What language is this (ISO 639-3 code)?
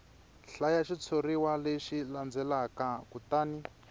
tso